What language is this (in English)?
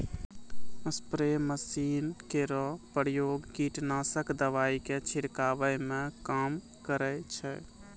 Maithili